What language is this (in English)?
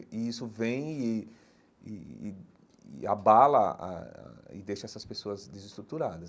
Portuguese